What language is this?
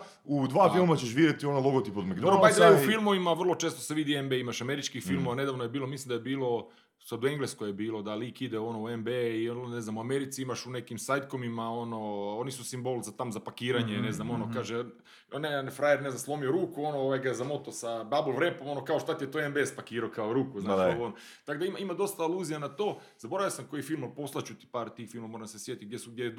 Croatian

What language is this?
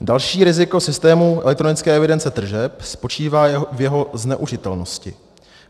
Czech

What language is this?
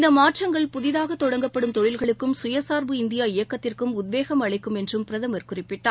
Tamil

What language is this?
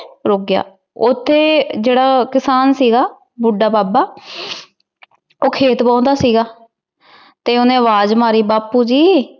Punjabi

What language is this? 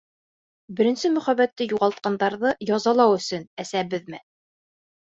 Bashkir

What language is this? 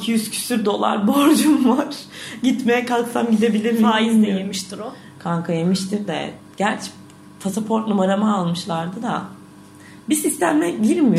Turkish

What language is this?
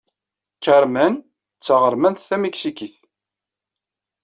Kabyle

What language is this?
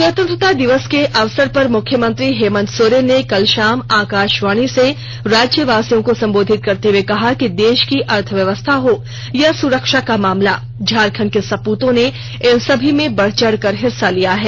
Hindi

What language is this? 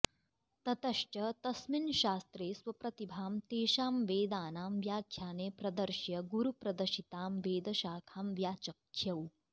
Sanskrit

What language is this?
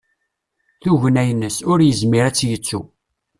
Kabyle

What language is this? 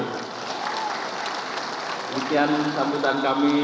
Indonesian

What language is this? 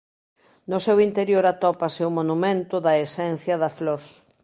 Galician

